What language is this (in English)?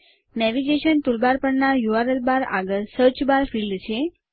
Gujarati